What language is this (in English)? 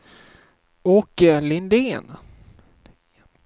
Swedish